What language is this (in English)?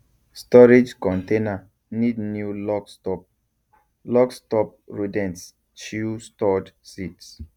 Nigerian Pidgin